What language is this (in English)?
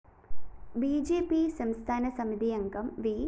Malayalam